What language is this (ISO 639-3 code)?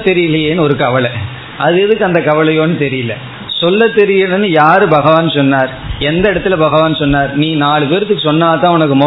tam